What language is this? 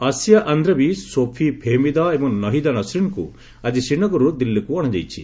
Odia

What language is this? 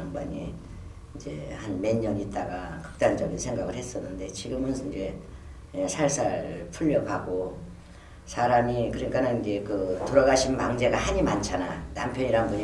Korean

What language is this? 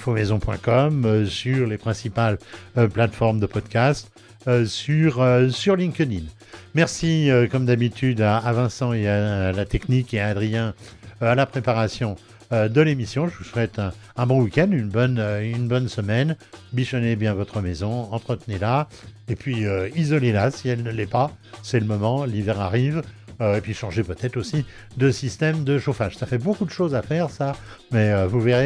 French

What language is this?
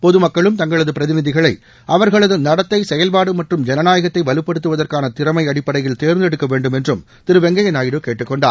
Tamil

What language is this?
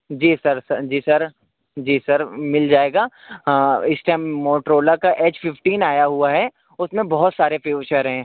Urdu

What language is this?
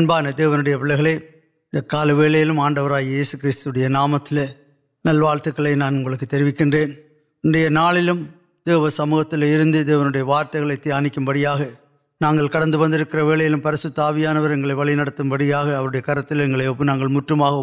Urdu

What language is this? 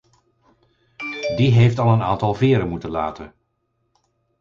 Dutch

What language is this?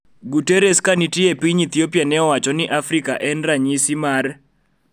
Luo (Kenya and Tanzania)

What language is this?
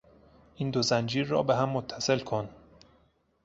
Persian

